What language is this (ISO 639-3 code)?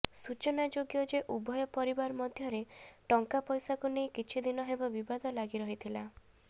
ori